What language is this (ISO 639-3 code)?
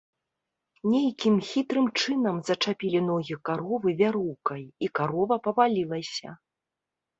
bel